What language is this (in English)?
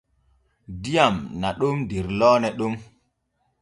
Borgu Fulfulde